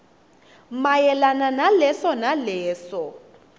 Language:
Swati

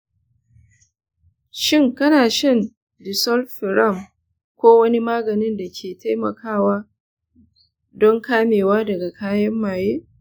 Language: Hausa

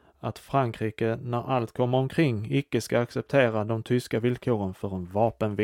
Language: Swedish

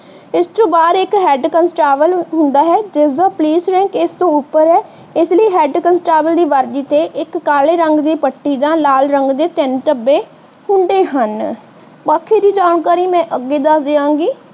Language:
Punjabi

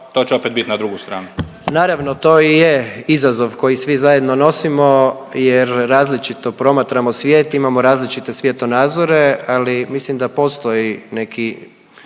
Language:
Croatian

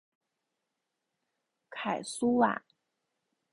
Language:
Chinese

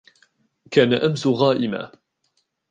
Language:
Arabic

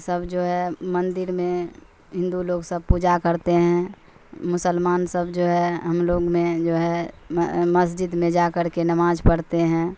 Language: Urdu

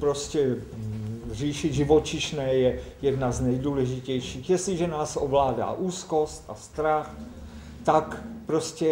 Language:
Czech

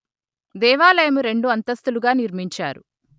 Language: Telugu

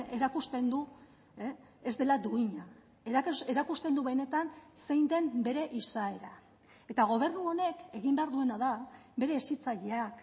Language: Basque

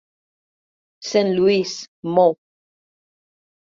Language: Catalan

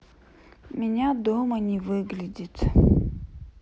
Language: Russian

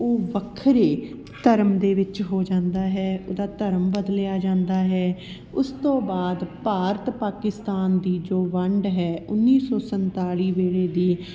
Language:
Punjabi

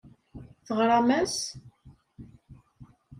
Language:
Kabyle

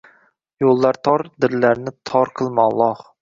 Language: Uzbek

